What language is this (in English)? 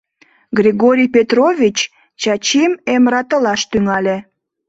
Mari